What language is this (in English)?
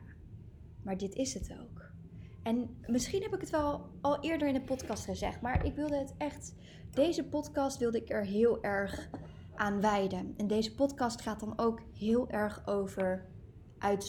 Dutch